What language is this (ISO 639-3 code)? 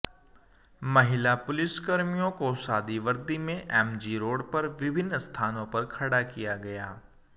hin